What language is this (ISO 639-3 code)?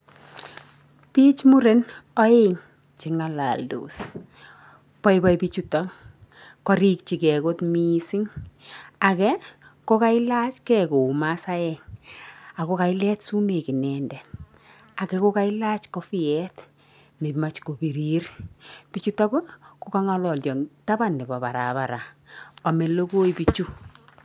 kln